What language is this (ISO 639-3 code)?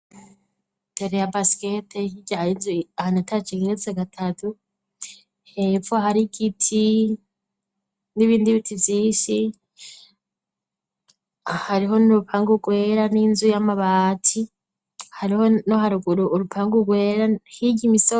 run